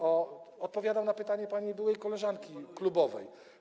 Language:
Polish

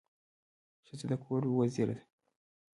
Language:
Pashto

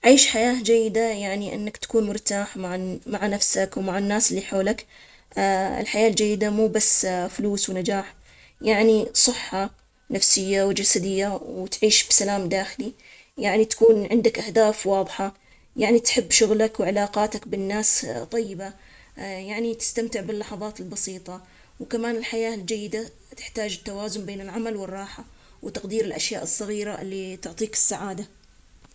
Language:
Omani Arabic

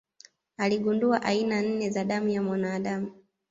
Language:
Swahili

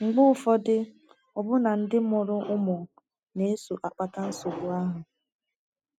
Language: Igbo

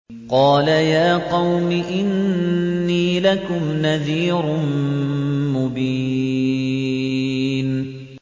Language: Arabic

